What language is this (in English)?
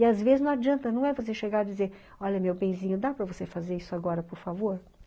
Portuguese